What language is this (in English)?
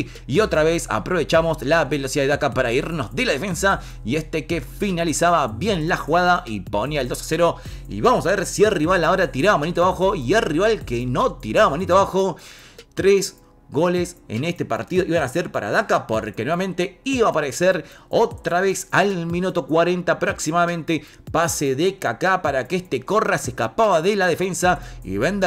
Spanish